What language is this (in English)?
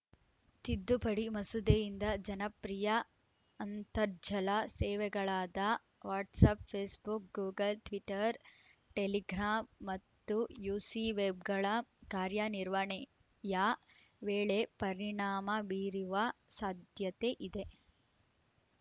Kannada